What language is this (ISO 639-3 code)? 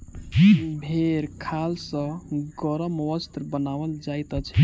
mai